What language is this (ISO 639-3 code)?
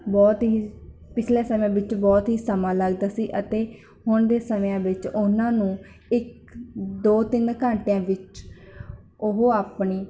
pan